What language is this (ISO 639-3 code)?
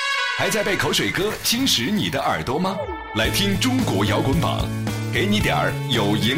zho